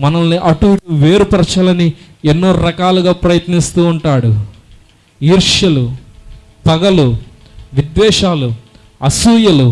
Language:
Indonesian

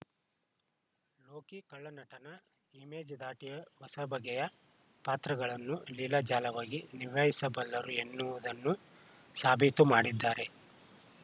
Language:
Kannada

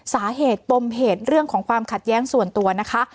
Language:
Thai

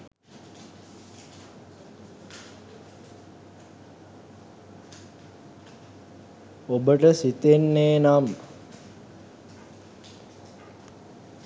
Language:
Sinhala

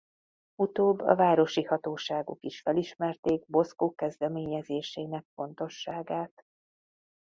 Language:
Hungarian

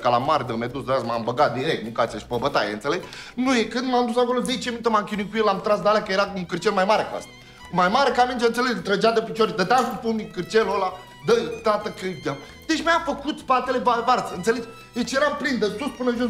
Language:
Romanian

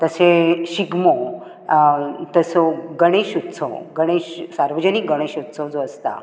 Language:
Konkani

